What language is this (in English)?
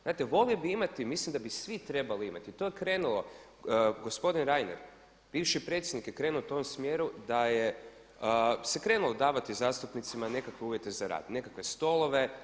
Croatian